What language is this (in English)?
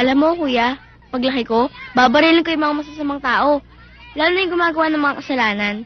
Filipino